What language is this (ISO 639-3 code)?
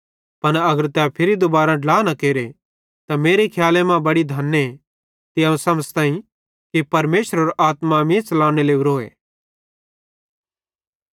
bhd